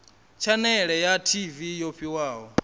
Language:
Venda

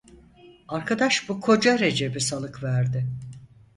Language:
Turkish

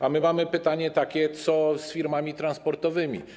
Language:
Polish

